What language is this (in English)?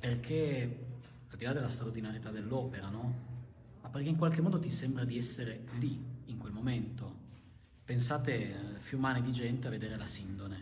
Italian